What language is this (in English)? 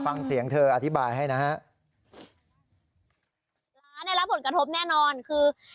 Thai